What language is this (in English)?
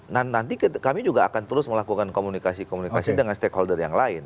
Indonesian